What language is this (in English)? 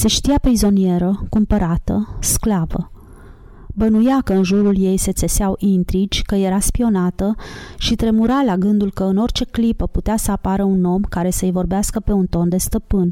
Romanian